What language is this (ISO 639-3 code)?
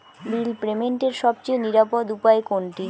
ben